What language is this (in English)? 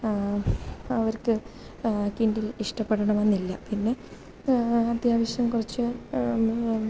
Malayalam